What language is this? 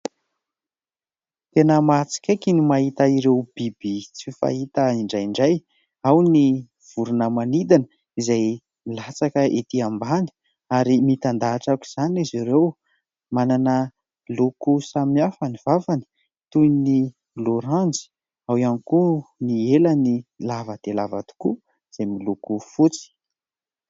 Malagasy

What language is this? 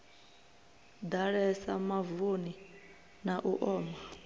Venda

